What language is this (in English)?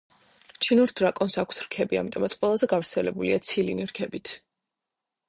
Georgian